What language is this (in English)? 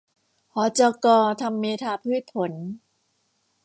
Thai